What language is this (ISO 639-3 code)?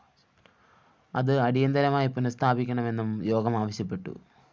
mal